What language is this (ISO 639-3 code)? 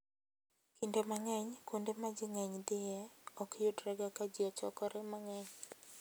luo